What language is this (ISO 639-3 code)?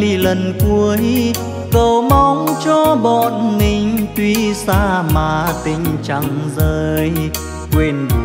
vie